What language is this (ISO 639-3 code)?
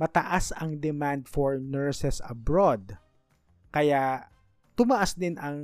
fil